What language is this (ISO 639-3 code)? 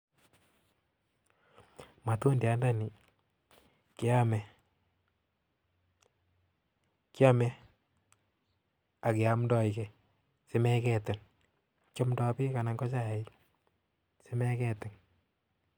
kln